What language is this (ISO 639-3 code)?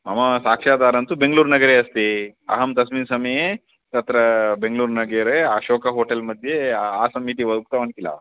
san